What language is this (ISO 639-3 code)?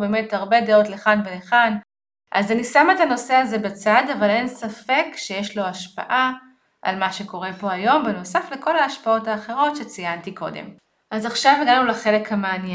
heb